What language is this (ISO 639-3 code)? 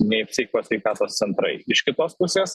lit